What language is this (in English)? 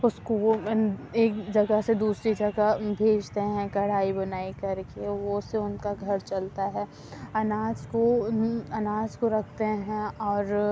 Urdu